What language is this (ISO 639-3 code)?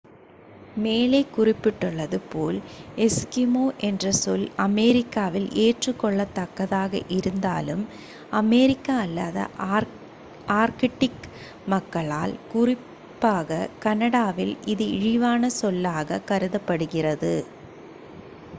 tam